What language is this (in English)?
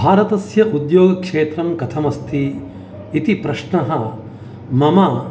Sanskrit